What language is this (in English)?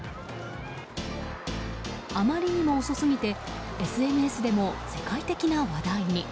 Japanese